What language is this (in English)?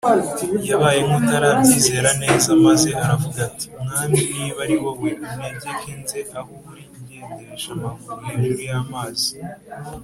Kinyarwanda